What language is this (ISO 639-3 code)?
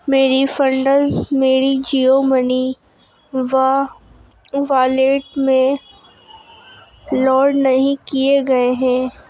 urd